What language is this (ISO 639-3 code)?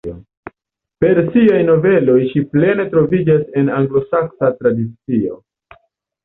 epo